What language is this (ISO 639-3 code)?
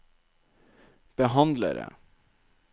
nor